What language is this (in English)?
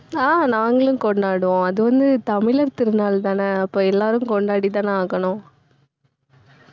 Tamil